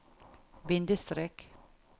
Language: Norwegian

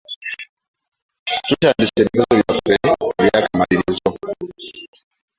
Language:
Ganda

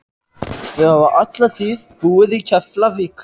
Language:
Icelandic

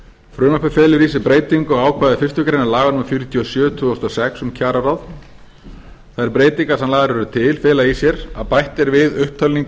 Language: Icelandic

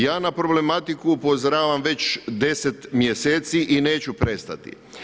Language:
Croatian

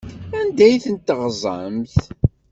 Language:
Kabyle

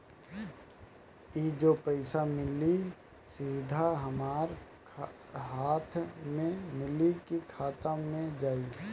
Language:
Bhojpuri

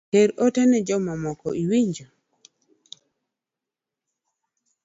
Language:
Luo (Kenya and Tanzania)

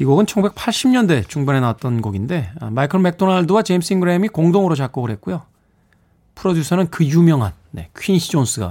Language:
Korean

